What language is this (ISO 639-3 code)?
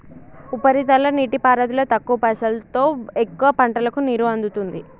tel